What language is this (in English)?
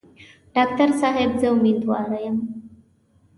Pashto